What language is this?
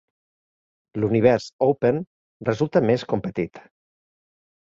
Catalan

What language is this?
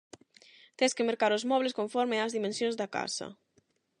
Galician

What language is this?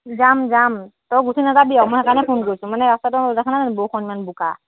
Assamese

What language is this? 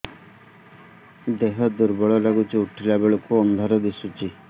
Odia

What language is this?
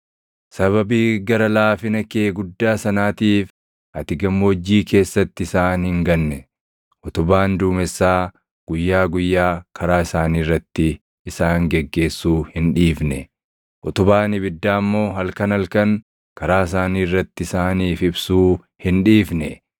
Oromo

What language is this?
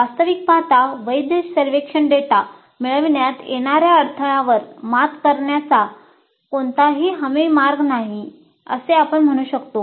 Marathi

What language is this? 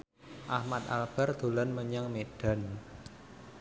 Javanese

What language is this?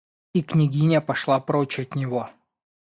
Russian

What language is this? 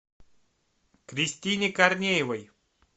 Russian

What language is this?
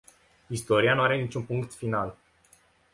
Romanian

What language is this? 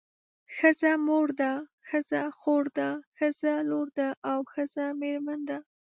Pashto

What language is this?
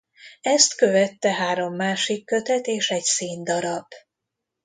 Hungarian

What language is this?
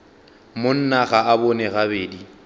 Northern Sotho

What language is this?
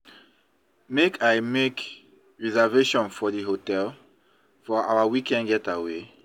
Nigerian Pidgin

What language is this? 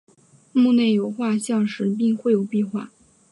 Chinese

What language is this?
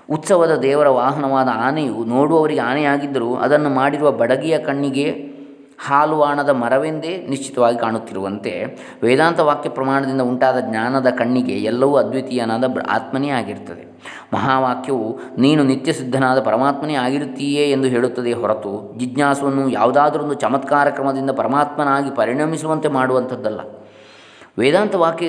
Kannada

